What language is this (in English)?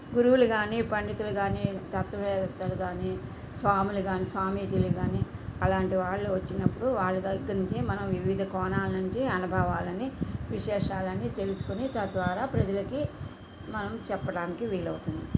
Telugu